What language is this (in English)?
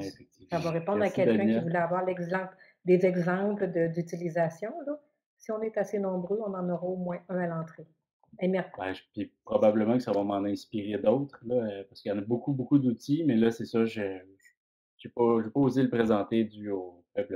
French